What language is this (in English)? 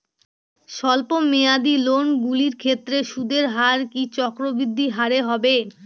Bangla